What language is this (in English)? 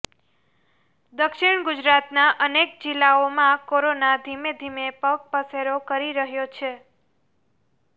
Gujarati